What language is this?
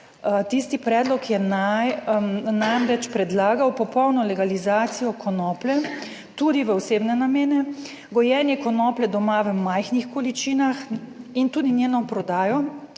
Slovenian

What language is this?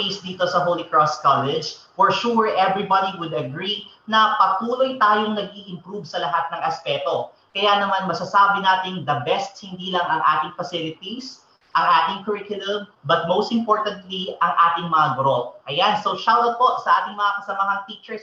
Filipino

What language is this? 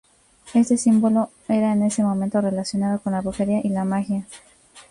Spanish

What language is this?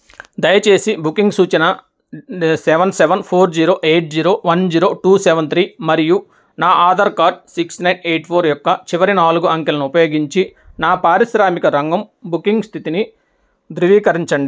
Telugu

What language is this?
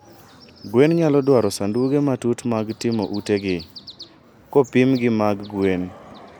Luo (Kenya and Tanzania)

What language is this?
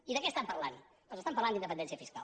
Catalan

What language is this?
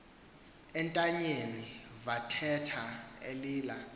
Xhosa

